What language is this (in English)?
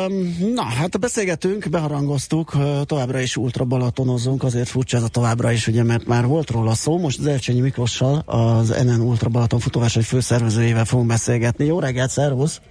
Hungarian